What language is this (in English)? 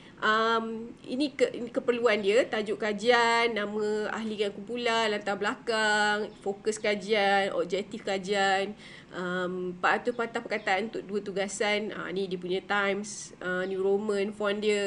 Malay